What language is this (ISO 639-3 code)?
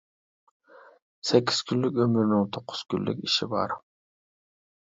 uig